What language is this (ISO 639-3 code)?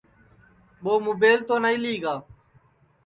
ssi